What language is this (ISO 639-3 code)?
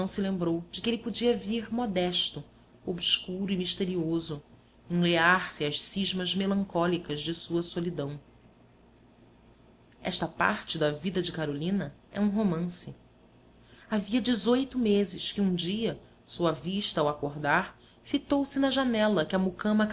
por